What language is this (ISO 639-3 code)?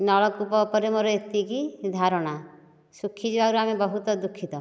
ori